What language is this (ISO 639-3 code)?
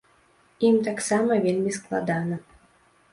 bel